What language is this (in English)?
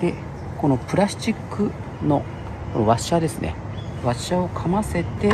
Japanese